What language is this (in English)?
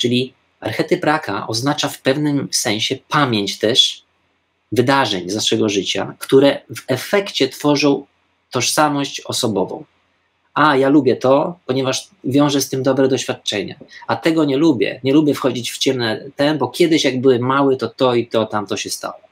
Polish